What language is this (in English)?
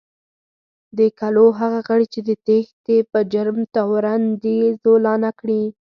Pashto